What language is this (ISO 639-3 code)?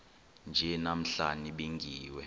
xho